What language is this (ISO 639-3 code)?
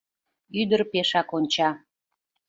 chm